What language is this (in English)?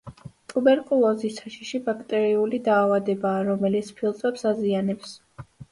Georgian